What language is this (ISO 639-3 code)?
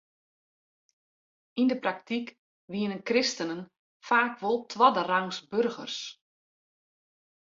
fry